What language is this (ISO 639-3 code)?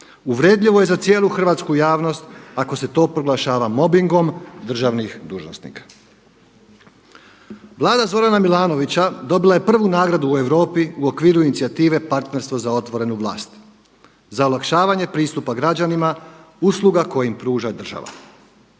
hrv